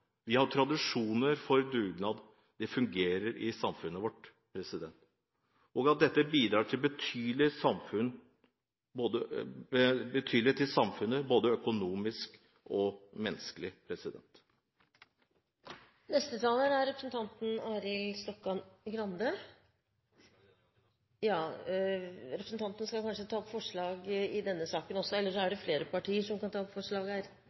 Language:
Norwegian Bokmål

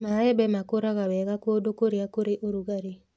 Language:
Kikuyu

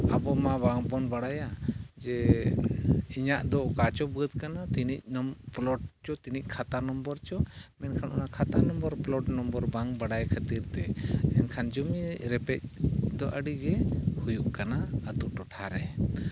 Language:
Santali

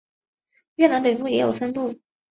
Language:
Chinese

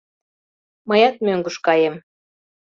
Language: Mari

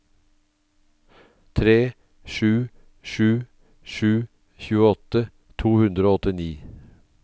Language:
Norwegian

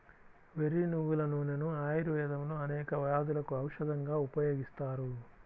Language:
Telugu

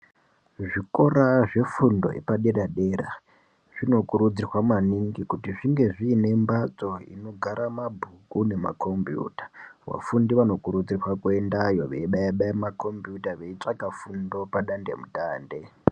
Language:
Ndau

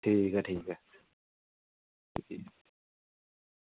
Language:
Dogri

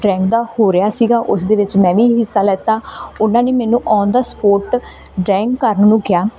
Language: Punjabi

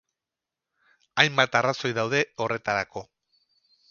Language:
Basque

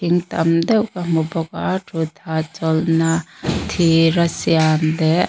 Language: Mizo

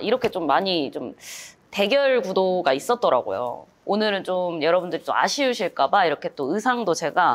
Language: Korean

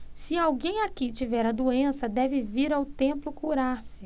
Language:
Portuguese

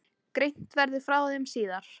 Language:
Icelandic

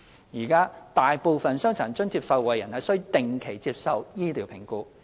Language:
Cantonese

